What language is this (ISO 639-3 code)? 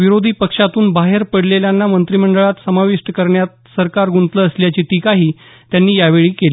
mar